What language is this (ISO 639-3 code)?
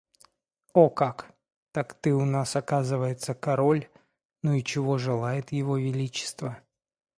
rus